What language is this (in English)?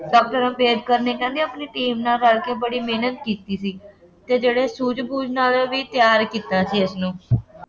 Punjabi